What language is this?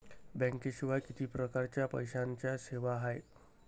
Marathi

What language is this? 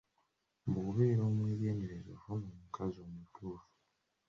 Ganda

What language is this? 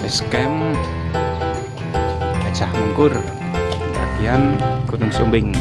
Indonesian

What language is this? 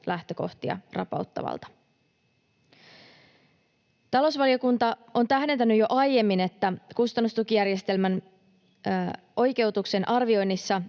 Finnish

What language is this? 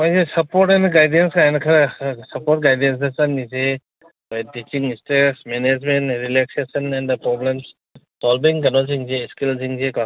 Manipuri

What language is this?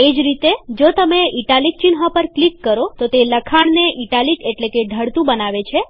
Gujarati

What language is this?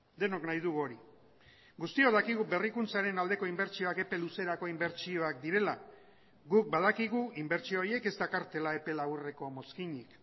Basque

